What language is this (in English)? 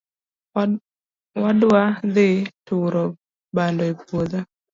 Luo (Kenya and Tanzania)